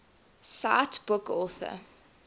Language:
English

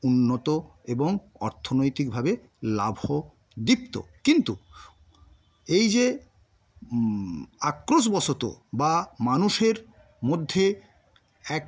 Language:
Bangla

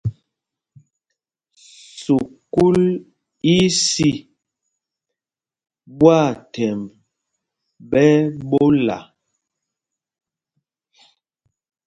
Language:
Mpumpong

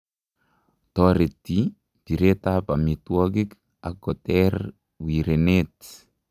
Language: Kalenjin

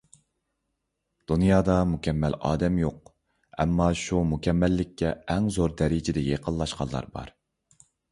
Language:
Uyghur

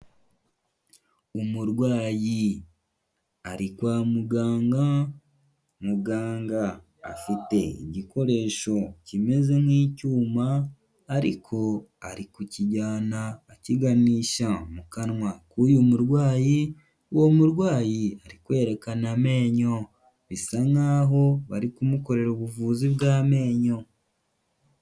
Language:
Kinyarwanda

